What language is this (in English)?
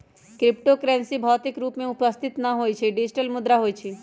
Magahi